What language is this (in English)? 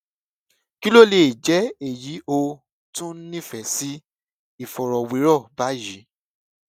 Yoruba